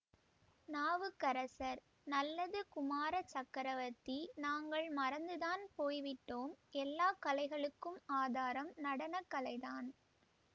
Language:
Tamil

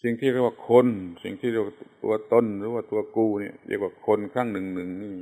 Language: Thai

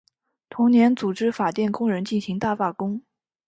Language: Chinese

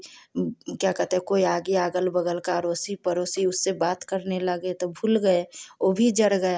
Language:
Hindi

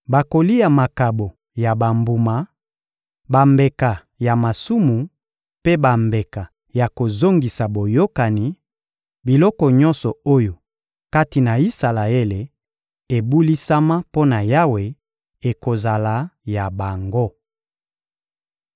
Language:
Lingala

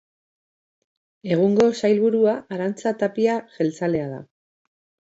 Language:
Basque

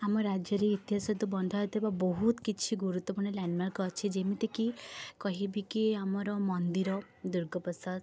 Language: Odia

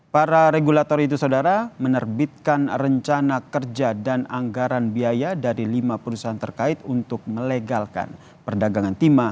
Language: Indonesian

